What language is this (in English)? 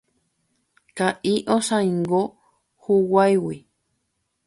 Guarani